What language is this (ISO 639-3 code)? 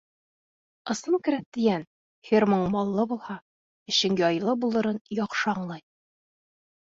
bak